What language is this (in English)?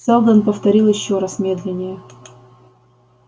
Russian